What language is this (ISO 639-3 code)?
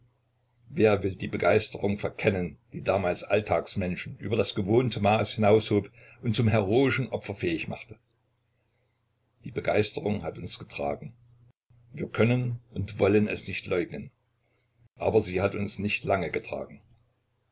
deu